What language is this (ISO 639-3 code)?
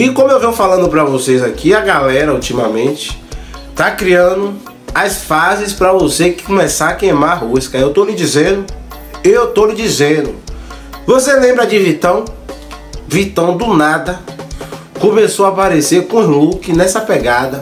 por